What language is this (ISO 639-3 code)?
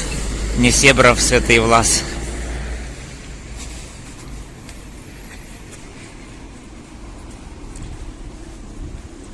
rus